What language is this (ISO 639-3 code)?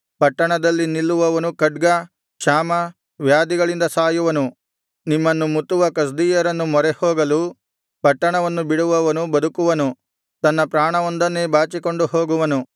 kan